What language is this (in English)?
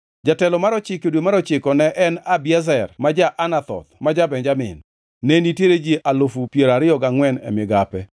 Luo (Kenya and Tanzania)